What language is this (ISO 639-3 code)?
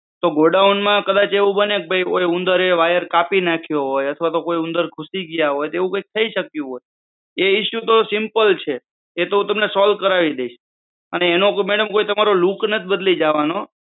guj